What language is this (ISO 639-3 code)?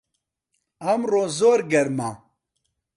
ckb